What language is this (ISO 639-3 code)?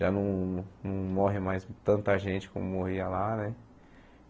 por